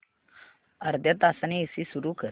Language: Marathi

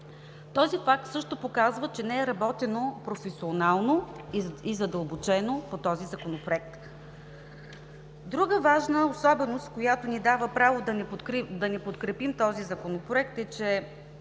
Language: Bulgarian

